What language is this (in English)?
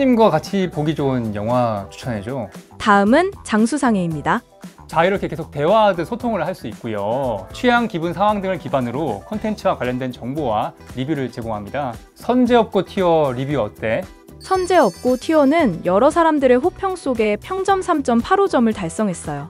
Korean